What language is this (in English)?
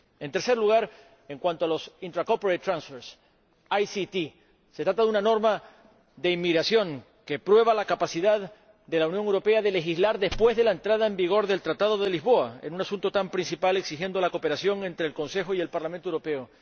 Spanish